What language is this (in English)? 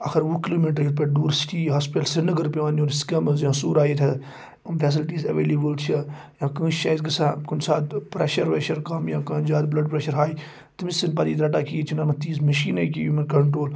Kashmiri